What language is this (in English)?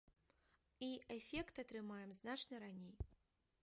Belarusian